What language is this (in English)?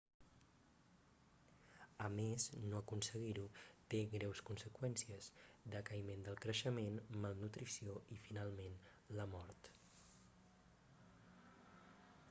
Catalan